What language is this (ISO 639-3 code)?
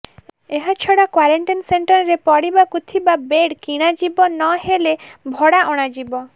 ori